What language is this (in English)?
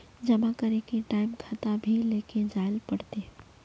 Magahi